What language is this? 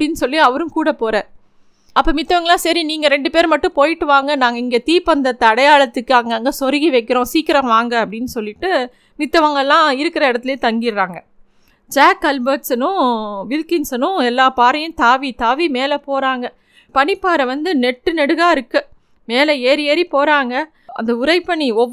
Tamil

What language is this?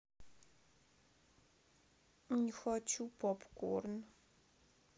Russian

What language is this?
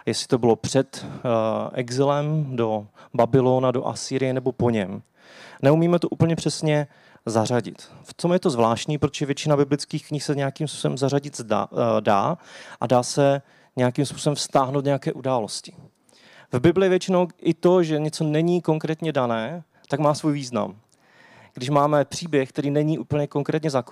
Czech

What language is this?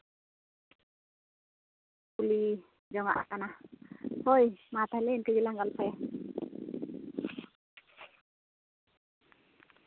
Santali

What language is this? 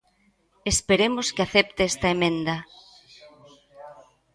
Galician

